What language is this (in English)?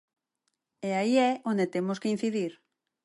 Galician